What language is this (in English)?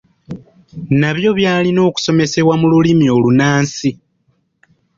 Ganda